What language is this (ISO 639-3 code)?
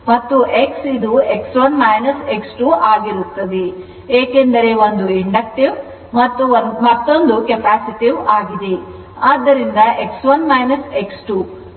kan